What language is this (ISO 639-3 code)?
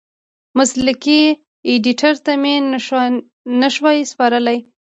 pus